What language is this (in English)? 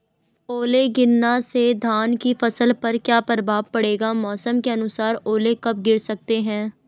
Hindi